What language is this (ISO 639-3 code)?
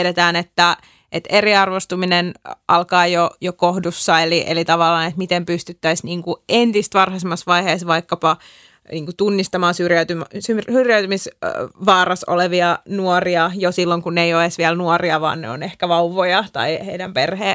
fin